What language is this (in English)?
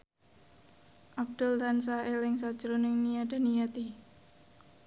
Javanese